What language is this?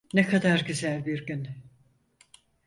Turkish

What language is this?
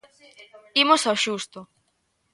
Galician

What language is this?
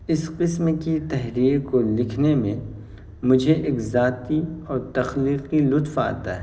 Urdu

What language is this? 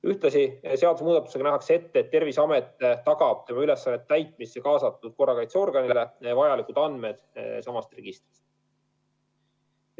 Estonian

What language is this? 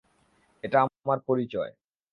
Bangla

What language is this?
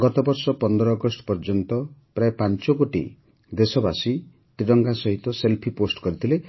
Odia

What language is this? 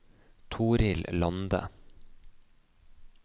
Norwegian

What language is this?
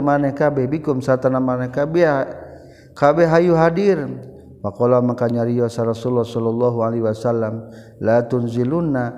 Malay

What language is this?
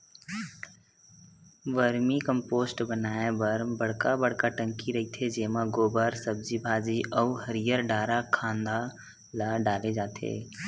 Chhattisgarhi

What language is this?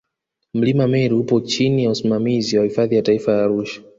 Swahili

